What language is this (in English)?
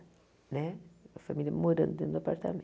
Portuguese